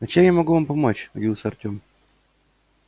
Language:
Russian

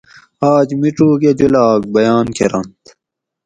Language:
Gawri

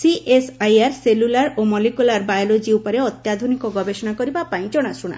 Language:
Odia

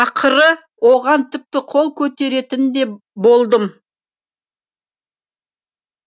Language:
Kazakh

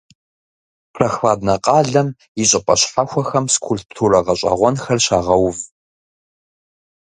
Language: Kabardian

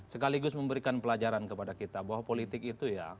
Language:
Indonesian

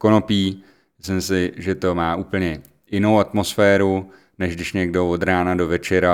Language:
Czech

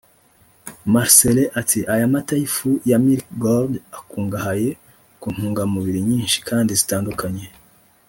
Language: Kinyarwanda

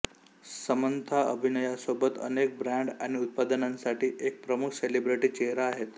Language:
Marathi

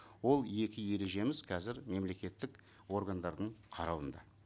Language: Kazakh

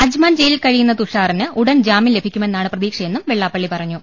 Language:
Malayalam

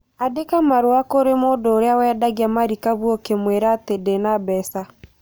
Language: Kikuyu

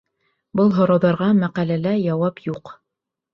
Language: Bashkir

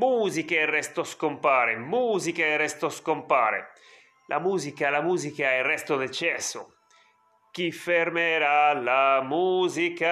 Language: Italian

